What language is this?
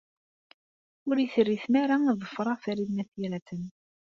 Kabyle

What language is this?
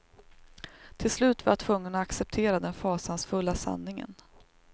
Swedish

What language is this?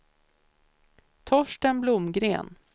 Swedish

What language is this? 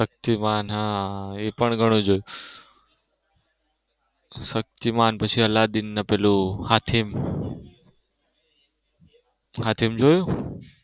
Gujarati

